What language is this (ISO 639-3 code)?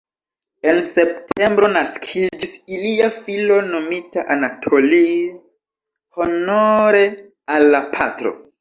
epo